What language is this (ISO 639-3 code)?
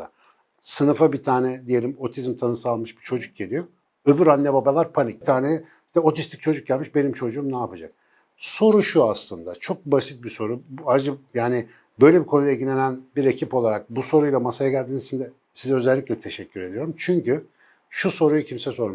tur